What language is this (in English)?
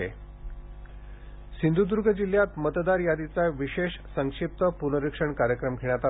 Marathi